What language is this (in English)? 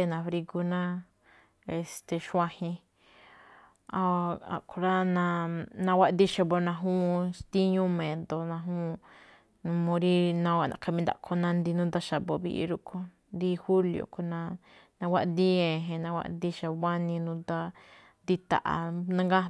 Malinaltepec Me'phaa